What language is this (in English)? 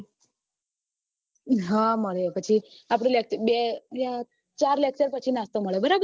Gujarati